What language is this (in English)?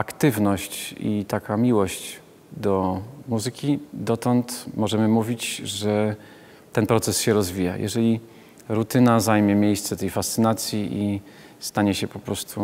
Polish